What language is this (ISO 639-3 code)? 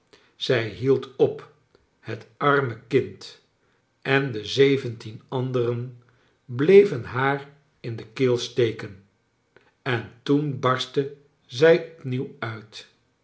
nld